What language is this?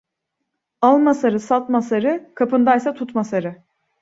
Turkish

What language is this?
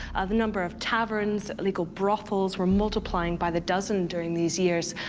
English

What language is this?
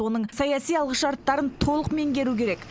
Kazakh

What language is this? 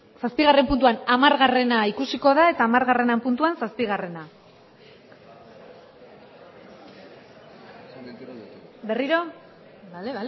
Basque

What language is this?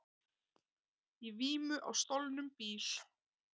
Icelandic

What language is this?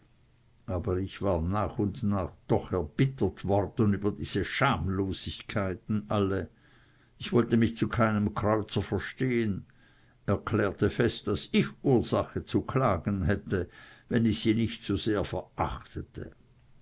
German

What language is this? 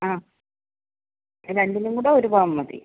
Malayalam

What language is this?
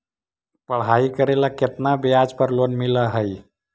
Magahi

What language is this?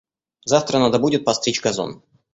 Russian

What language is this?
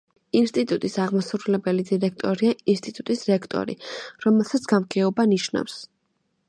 Georgian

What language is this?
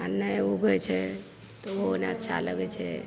Maithili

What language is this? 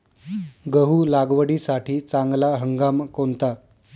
Marathi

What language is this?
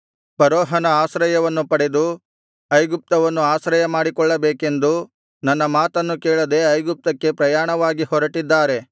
Kannada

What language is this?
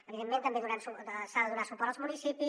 Catalan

